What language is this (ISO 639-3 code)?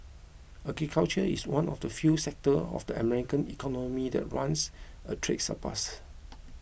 eng